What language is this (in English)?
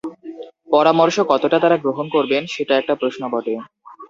Bangla